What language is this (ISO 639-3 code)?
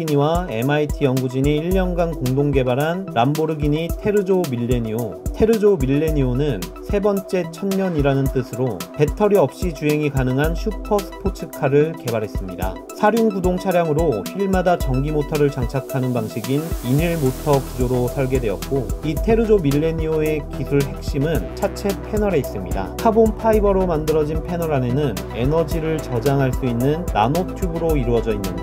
kor